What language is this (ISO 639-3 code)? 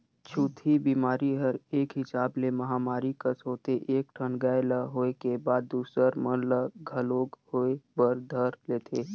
hne